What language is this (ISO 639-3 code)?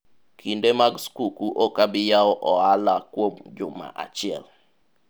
luo